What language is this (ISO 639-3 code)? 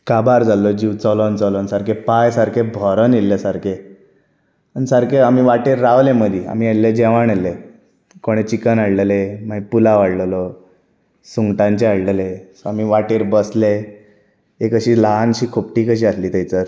kok